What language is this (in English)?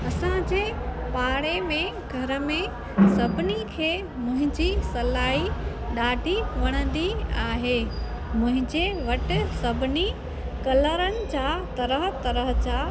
Sindhi